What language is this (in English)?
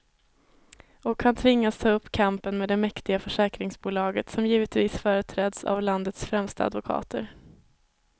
Swedish